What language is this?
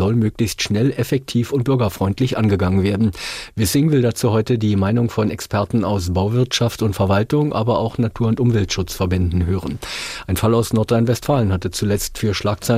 German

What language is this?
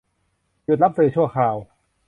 Thai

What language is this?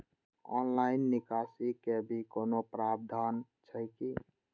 Maithili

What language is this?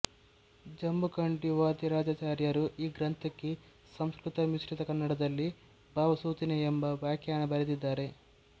Kannada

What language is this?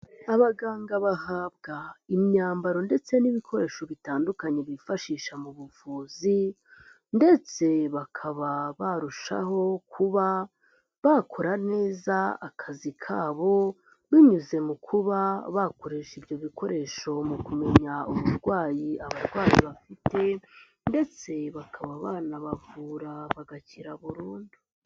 Kinyarwanda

